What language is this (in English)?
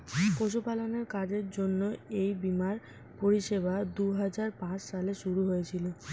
Bangla